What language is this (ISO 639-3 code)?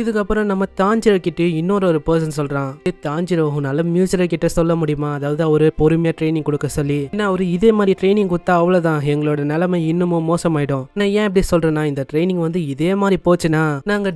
tam